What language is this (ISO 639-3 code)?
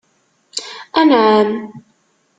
kab